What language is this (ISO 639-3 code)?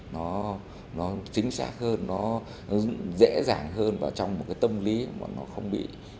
vie